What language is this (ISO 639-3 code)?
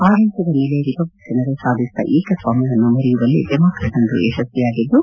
kan